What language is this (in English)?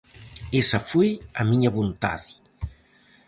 Galician